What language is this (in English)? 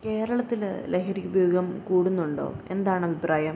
Malayalam